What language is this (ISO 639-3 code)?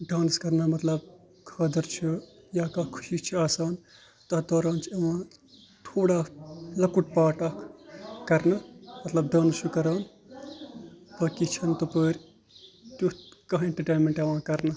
kas